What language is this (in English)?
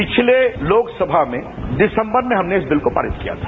Hindi